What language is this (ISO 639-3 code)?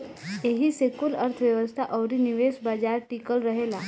bho